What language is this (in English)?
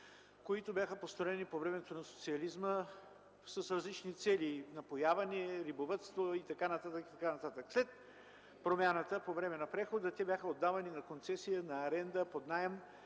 Bulgarian